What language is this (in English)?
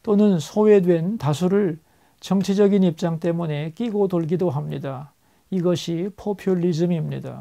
Korean